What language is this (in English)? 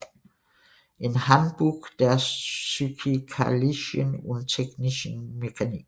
Danish